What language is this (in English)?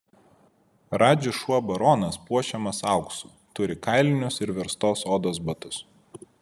Lithuanian